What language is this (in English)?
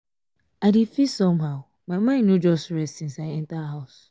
Nigerian Pidgin